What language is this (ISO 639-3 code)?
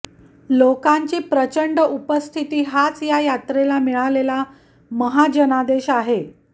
mar